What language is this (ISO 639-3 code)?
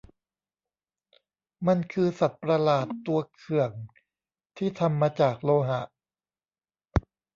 tha